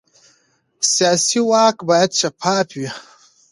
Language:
Pashto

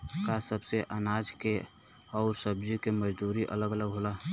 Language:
Bhojpuri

